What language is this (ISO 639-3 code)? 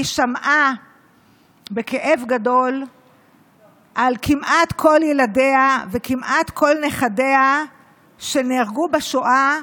heb